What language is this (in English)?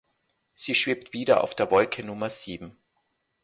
German